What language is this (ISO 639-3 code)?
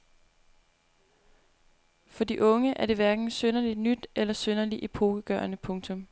dan